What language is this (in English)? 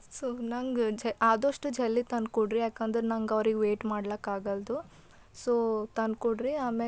Kannada